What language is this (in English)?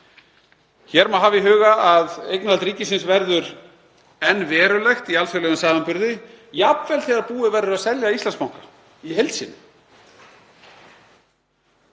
Icelandic